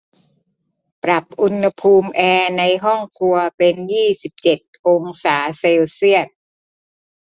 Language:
Thai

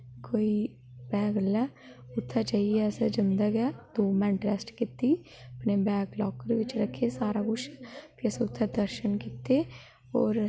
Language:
Dogri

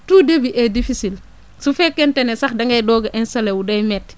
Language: Wolof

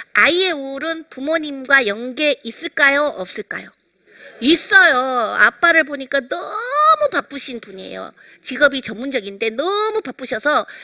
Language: Korean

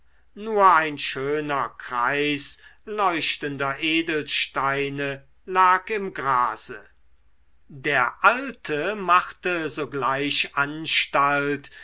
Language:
German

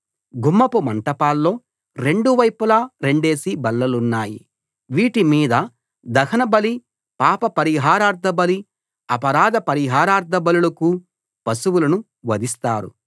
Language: Telugu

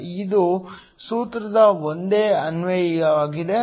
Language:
Kannada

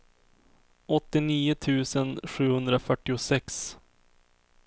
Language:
Swedish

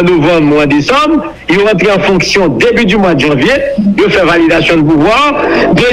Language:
French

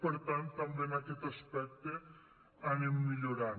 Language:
Catalan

